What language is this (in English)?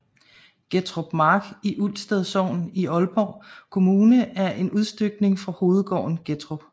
Danish